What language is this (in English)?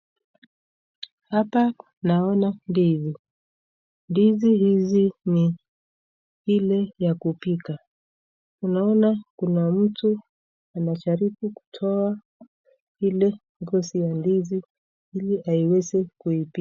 Swahili